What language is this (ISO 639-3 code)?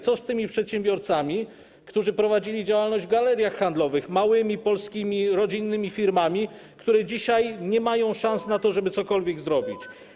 pol